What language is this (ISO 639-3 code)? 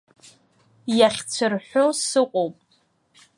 abk